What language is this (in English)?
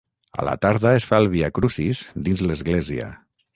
Catalan